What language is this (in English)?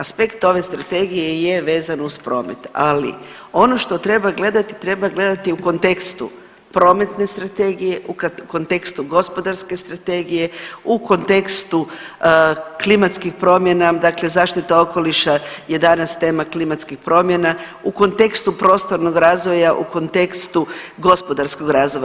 Croatian